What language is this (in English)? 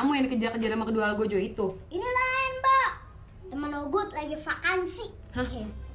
Indonesian